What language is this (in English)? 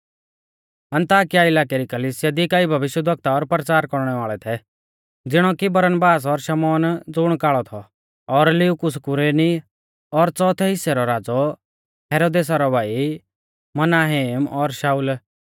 Mahasu Pahari